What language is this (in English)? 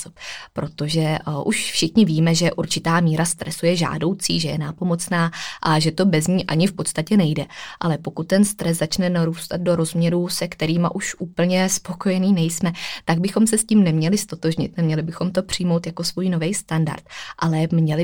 Czech